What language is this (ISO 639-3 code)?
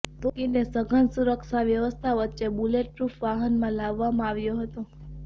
guj